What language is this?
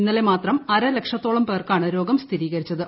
Malayalam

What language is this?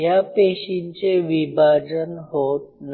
Marathi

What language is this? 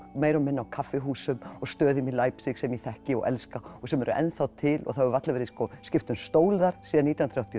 Icelandic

